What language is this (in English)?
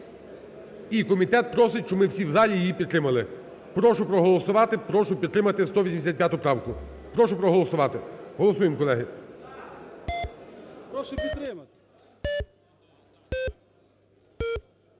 Ukrainian